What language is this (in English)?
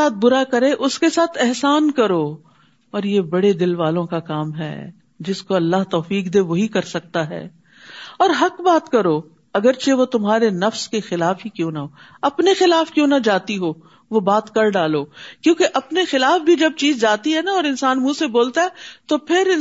Urdu